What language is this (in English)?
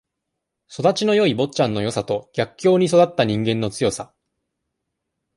Japanese